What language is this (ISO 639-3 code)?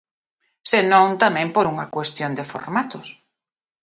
glg